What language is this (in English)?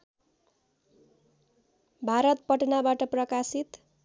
Nepali